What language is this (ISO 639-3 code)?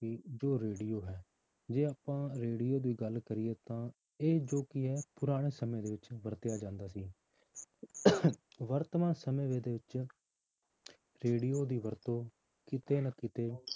pan